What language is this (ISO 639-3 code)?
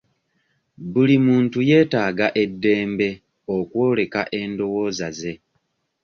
lug